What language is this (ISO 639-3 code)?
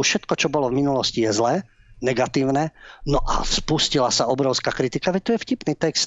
slk